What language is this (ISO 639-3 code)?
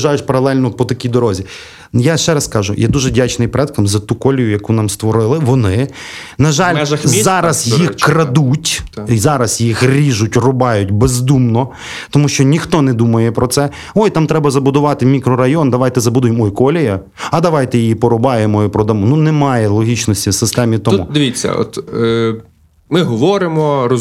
ukr